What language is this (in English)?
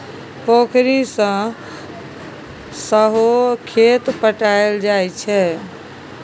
Maithili